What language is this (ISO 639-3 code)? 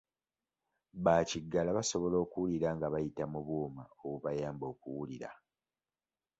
lug